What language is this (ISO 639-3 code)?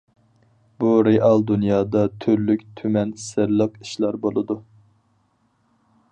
uig